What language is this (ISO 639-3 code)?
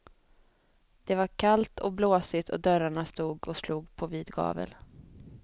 swe